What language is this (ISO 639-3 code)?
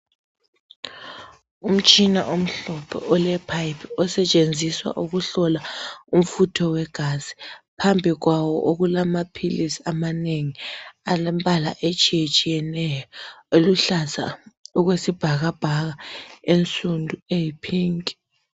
nde